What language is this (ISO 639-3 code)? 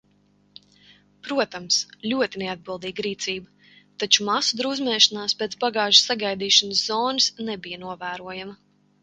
lav